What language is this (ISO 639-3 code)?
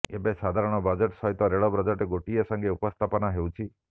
ori